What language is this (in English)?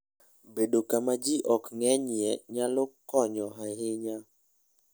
Luo (Kenya and Tanzania)